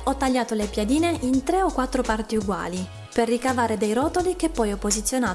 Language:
Italian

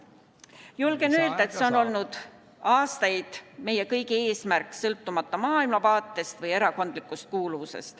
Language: Estonian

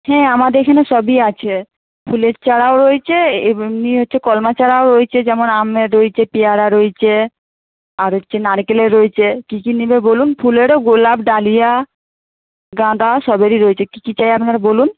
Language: Bangla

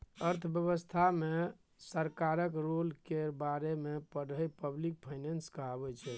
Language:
Maithili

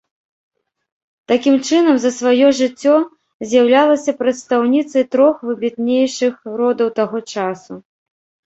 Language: Belarusian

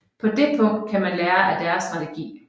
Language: Danish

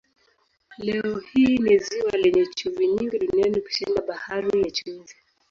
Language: Swahili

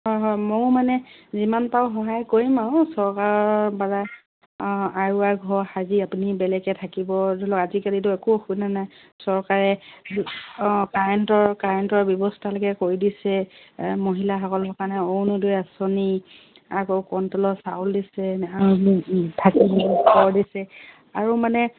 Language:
Assamese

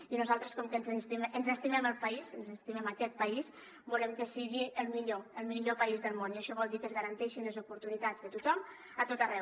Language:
Catalan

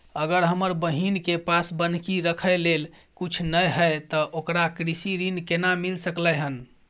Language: Maithili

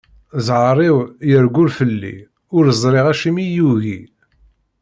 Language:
Kabyle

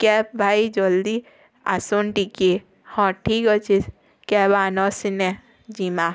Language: Odia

